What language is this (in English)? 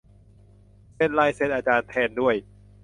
Thai